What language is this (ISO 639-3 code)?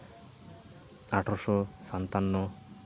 sat